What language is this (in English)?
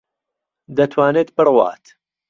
Central Kurdish